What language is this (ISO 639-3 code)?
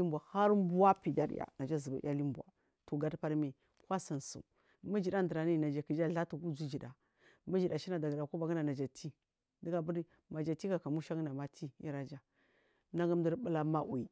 mfm